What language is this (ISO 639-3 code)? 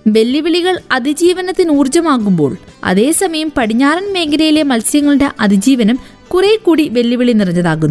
mal